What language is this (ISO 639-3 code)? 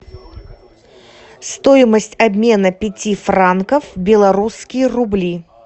rus